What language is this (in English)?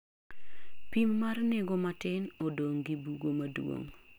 Luo (Kenya and Tanzania)